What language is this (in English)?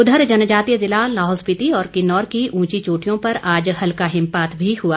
Hindi